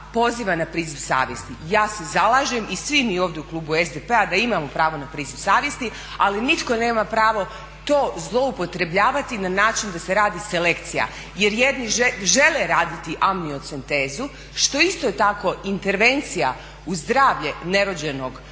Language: Croatian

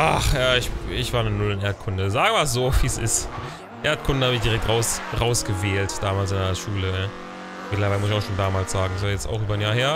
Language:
German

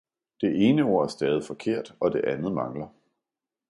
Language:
Danish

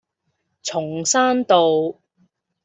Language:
Cantonese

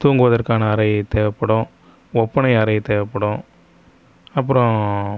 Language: Tamil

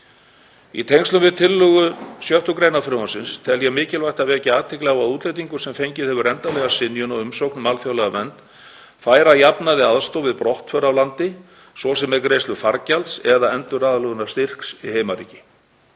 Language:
Icelandic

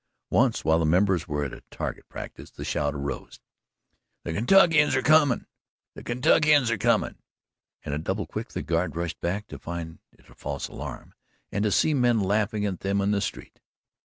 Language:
English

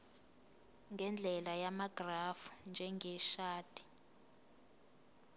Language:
Zulu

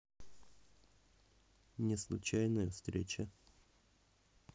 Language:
Russian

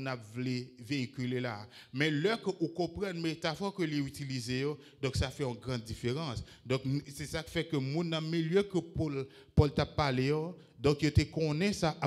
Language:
French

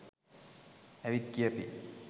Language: Sinhala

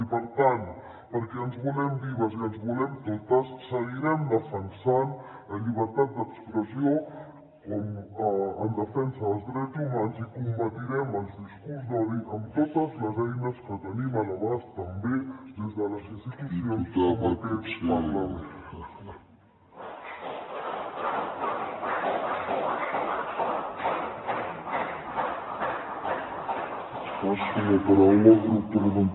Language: Catalan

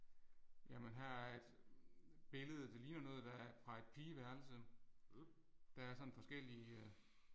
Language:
Danish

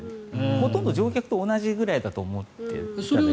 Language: Japanese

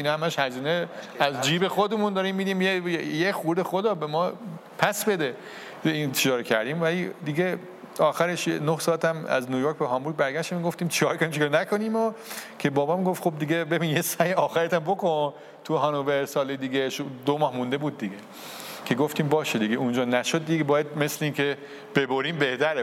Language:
Persian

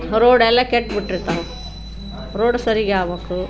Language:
Kannada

